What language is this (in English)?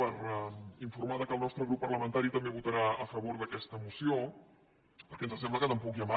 Catalan